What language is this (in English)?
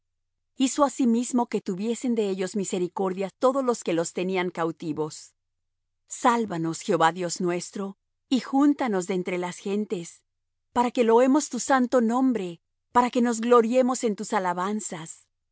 Spanish